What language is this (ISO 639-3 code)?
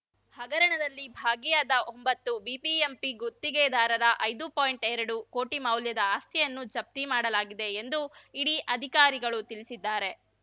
kan